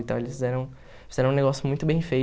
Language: Portuguese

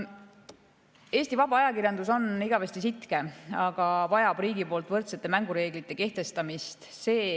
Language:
Estonian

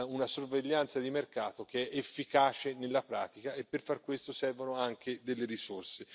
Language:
Italian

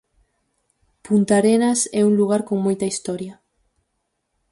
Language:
Galician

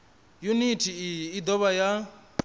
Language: Venda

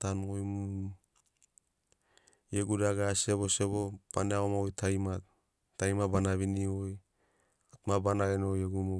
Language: Sinaugoro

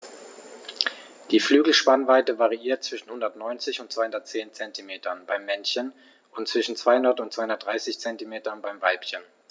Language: German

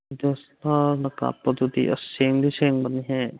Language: Manipuri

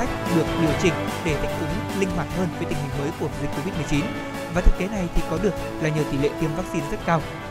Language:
Vietnamese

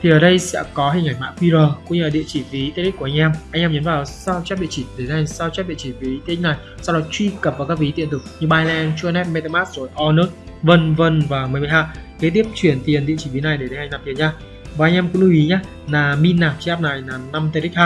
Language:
Vietnamese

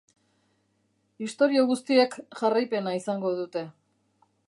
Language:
Basque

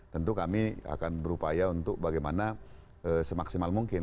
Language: Indonesian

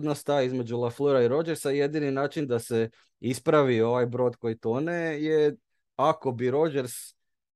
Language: Croatian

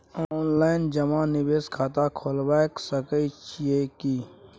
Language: Maithili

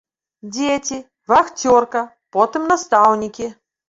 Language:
Belarusian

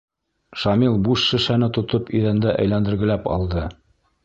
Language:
Bashkir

